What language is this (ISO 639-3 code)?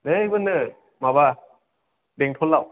brx